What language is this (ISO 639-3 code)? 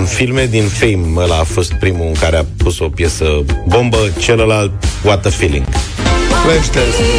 ron